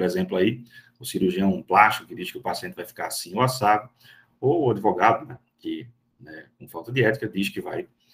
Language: Portuguese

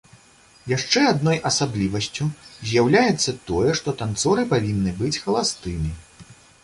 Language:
Belarusian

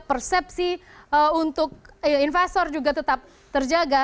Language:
Indonesian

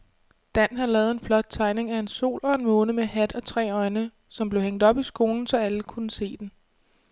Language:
Danish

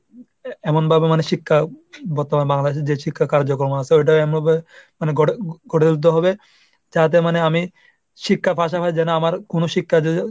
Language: Bangla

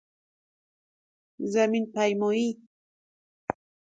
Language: Persian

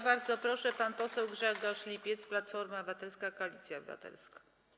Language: Polish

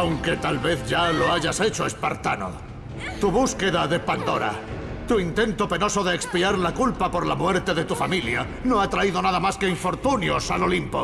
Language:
Spanish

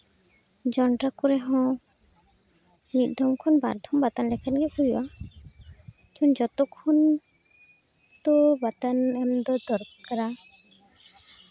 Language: Santali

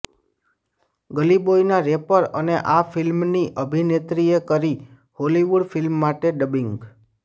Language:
Gujarati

